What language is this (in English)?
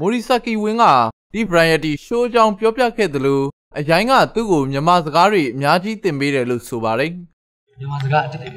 Korean